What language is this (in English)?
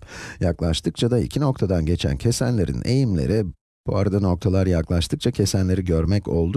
Turkish